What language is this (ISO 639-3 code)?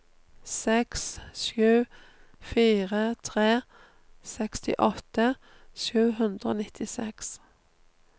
nor